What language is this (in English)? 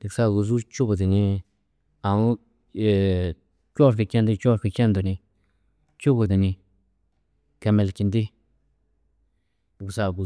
Tedaga